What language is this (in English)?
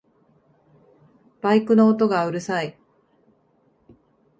Japanese